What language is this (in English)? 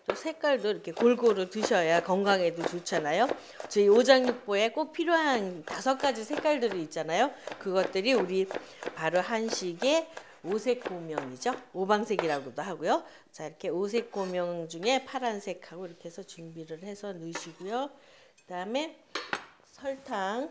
Korean